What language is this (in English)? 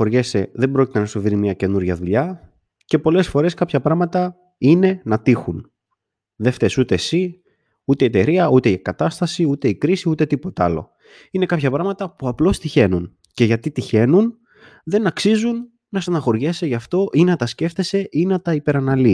Greek